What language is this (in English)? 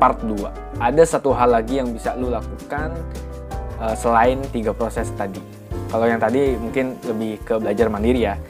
Indonesian